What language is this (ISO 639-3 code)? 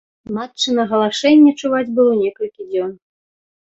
bel